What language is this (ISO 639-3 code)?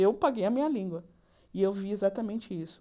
por